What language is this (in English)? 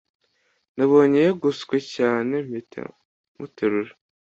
Kinyarwanda